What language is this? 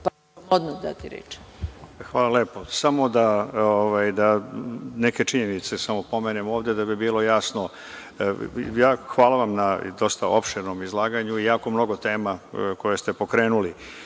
Serbian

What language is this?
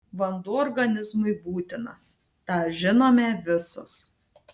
Lithuanian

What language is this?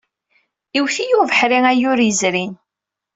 Kabyle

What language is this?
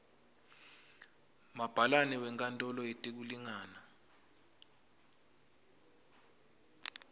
Swati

